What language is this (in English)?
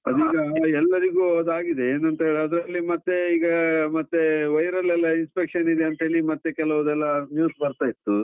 Kannada